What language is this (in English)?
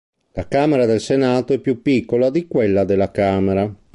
Italian